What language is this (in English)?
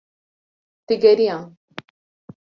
Kurdish